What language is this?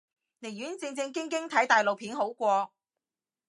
Cantonese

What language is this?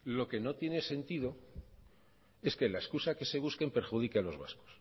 Spanish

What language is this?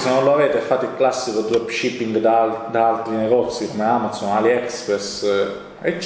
Italian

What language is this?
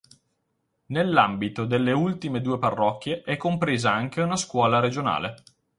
Italian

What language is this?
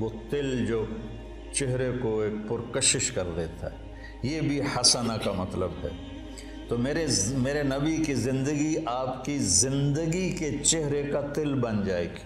Urdu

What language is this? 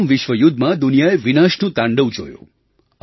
Gujarati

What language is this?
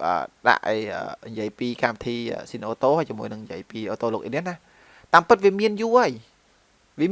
Vietnamese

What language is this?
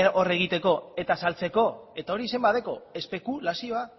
Basque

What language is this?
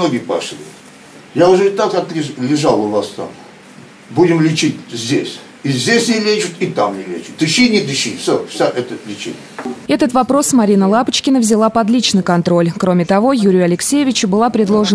Russian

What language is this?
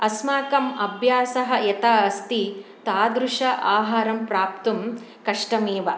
Sanskrit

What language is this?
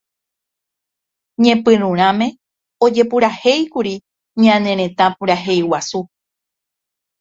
Guarani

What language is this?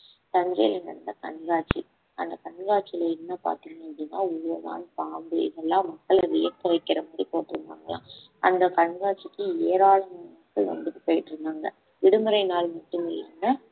Tamil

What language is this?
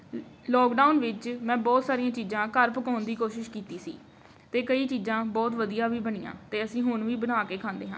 Punjabi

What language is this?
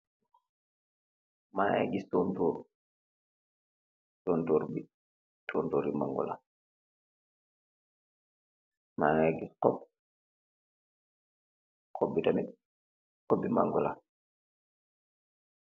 Wolof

